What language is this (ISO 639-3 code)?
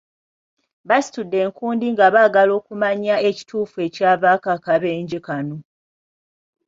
lug